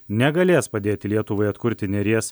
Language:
Lithuanian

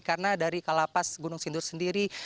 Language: Indonesian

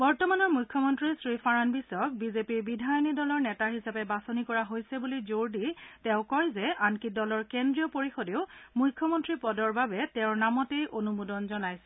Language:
Assamese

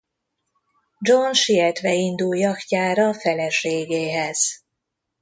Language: Hungarian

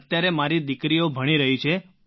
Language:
Gujarati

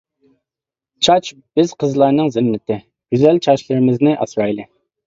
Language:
Uyghur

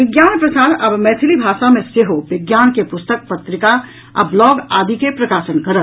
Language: Maithili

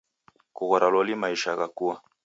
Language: Taita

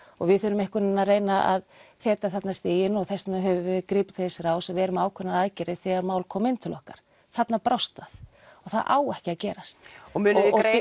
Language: Icelandic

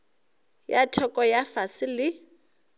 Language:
Northern Sotho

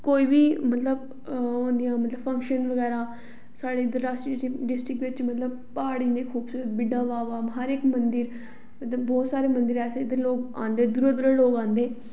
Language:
Dogri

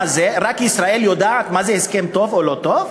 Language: Hebrew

